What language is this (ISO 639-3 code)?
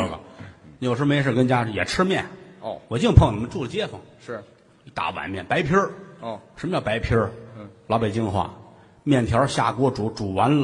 zho